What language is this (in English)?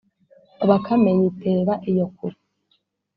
Kinyarwanda